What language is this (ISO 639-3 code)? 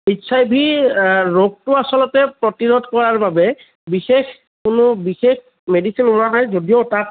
asm